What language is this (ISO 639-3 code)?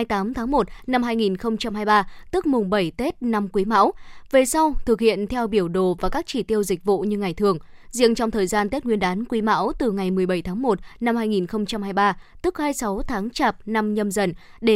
vie